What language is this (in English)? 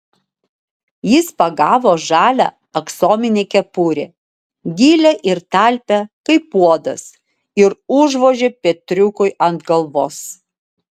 Lithuanian